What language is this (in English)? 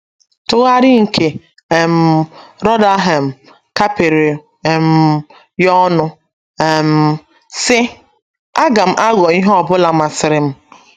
Igbo